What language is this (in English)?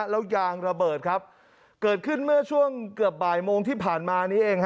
Thai